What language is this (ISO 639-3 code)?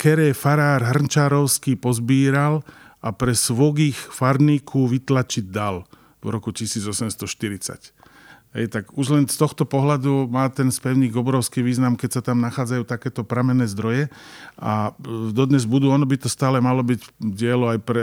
slk